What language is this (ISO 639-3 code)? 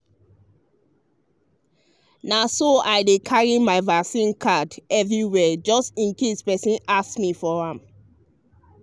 pcm